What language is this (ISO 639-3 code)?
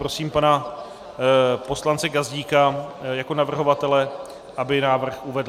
ces